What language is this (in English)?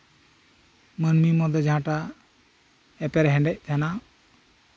Santali